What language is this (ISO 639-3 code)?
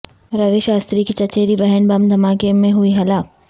urd